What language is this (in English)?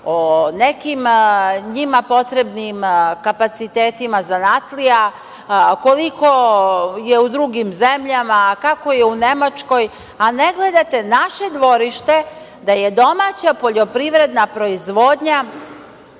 Serbian